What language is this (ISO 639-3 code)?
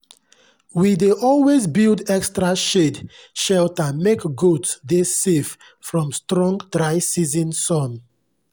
pcm